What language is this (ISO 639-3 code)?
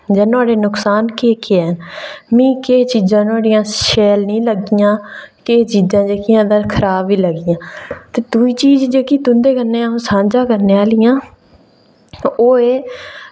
doi